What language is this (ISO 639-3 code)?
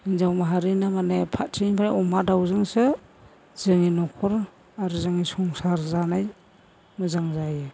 brx